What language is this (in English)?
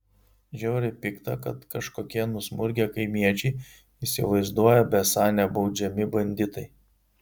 Lithuanian